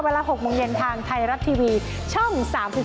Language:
Thai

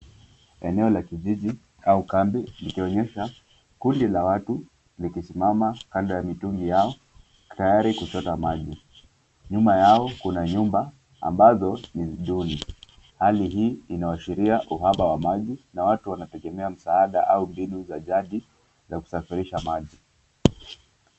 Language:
Swahili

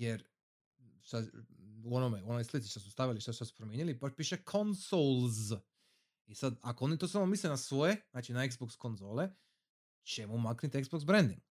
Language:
Croatian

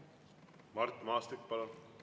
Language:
Estonian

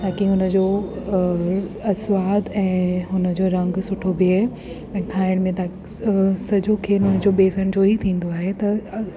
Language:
Sindhi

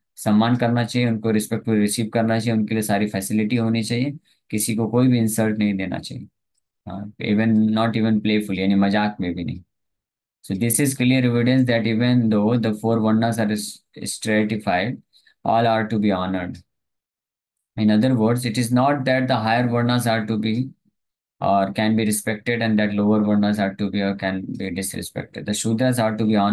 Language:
Hindi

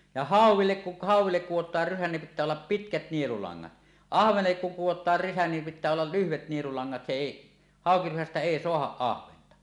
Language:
Finnish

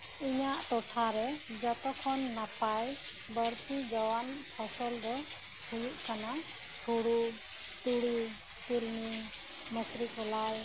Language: Santali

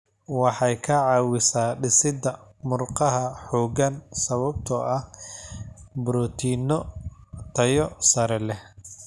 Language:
Somali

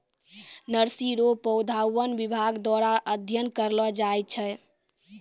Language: Maithili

